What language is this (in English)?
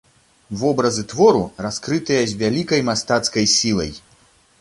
Belarusian